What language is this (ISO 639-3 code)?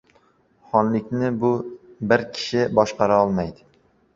uzb